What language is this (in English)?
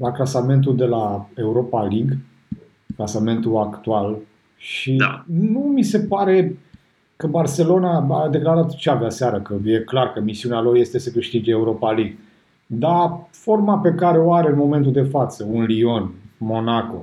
Romanian